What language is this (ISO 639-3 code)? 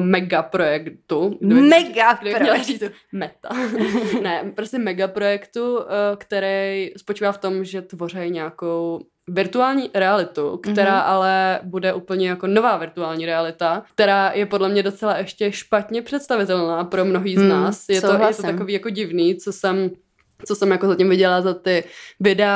ces